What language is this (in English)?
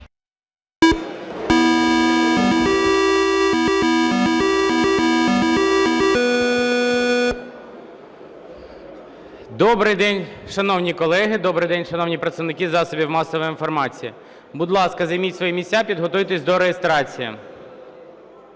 Ukrainian